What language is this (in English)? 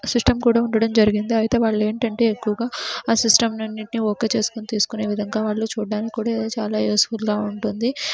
Telugu